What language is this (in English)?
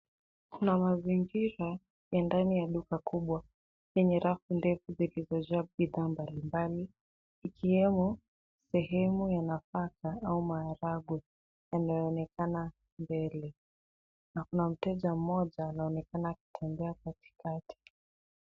Swahili